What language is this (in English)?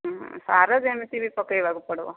Odia